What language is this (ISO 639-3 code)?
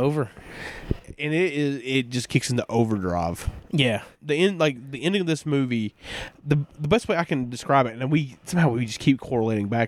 eng